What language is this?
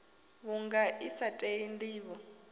Venda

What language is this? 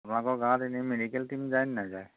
Assamese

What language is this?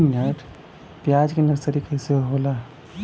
Bhojpuri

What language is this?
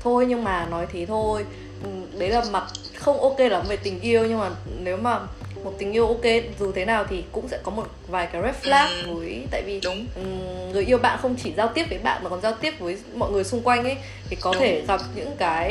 Vietnamese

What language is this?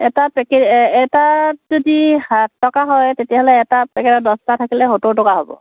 Assamese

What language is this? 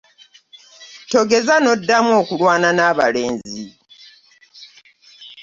Ganda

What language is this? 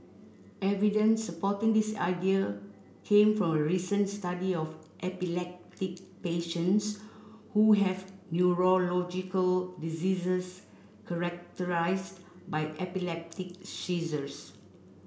English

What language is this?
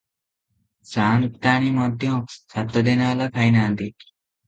Odia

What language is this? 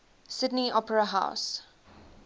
English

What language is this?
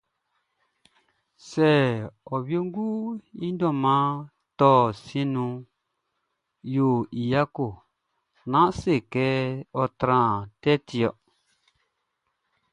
Baoulé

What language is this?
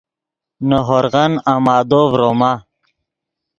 Yidgha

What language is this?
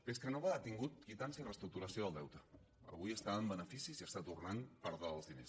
Catalan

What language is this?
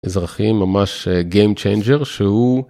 Hebrew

